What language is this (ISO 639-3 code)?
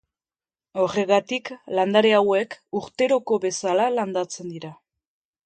eus